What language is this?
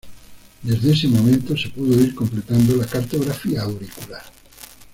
Spanish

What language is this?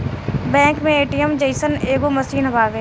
Bhojpuri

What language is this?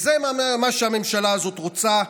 Hebrew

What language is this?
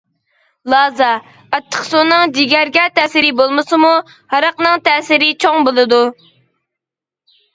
Uyghur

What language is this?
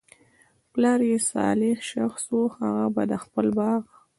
Pashto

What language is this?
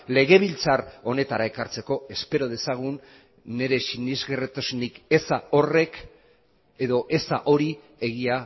Basque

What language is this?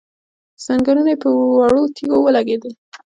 Pashto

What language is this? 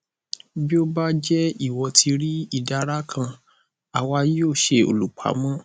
Yoruba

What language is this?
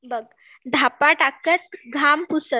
Marathi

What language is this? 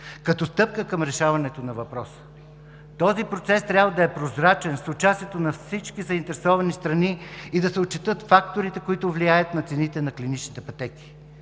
Bulgarian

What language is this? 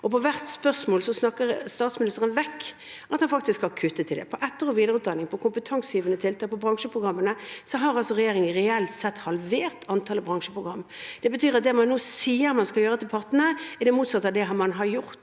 Norwegian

